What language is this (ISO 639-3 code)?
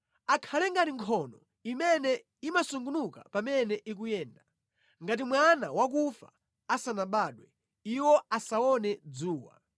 nya